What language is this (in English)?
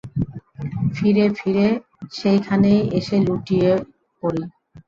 Bangla